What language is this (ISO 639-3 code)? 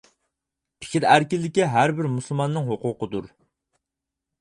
uig